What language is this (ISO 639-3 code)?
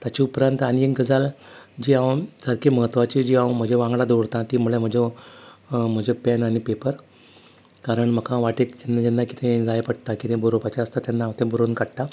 kok